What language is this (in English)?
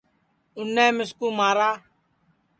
Sansi